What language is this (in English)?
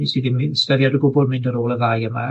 Welsh